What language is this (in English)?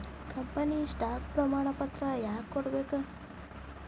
Kannada